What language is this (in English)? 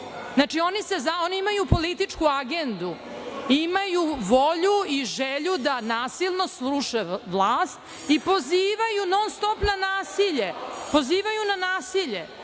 Serbian